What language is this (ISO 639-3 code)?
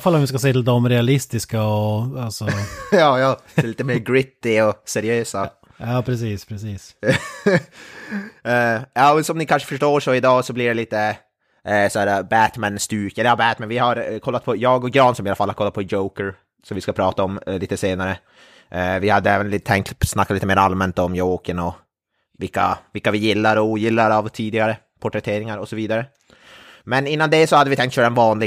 swe